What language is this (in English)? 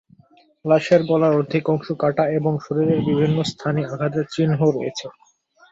Bangla